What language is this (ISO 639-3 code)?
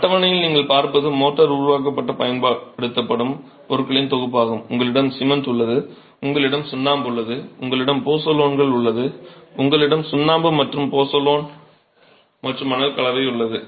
tam